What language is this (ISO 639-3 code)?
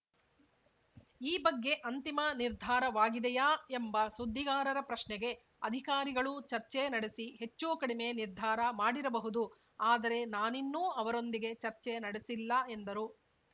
kan